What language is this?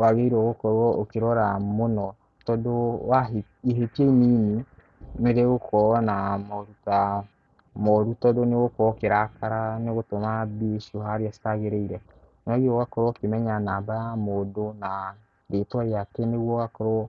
Kikuyu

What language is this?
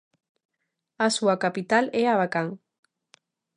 Galician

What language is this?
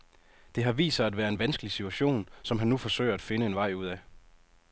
Danish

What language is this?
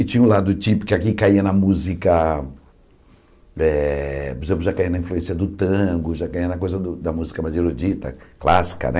Portuguese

